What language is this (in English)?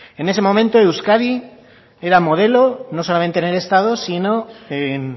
Spanish